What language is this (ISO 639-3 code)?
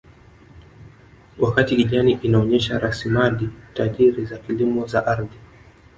swa